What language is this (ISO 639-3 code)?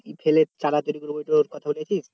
ben